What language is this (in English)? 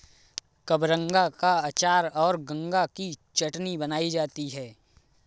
Hindi